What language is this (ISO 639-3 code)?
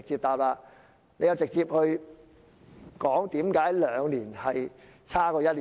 yue